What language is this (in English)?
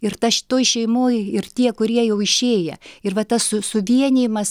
Lithuanian